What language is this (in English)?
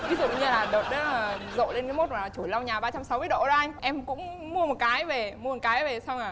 Vietnamese